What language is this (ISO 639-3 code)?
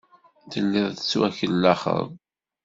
kab